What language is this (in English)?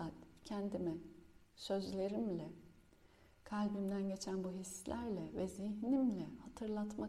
Turkish